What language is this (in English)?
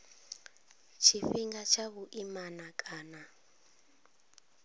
Venda